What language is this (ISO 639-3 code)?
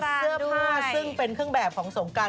tha